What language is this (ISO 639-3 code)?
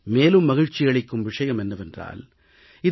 tam